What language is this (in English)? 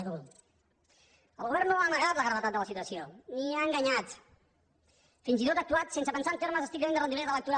Catalan